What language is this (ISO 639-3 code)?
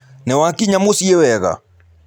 kik